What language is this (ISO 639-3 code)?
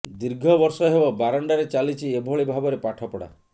ori